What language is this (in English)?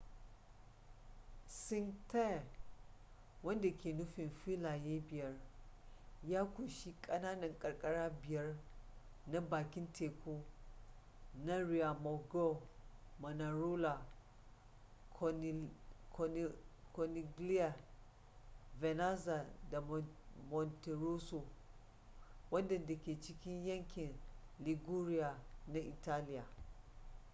Hausa